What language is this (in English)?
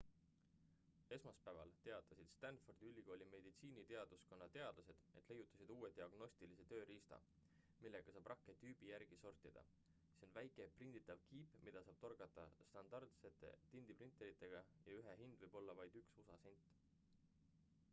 Estonian